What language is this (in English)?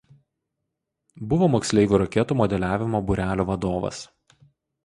Lithuanian